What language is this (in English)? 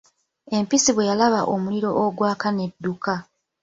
Ganda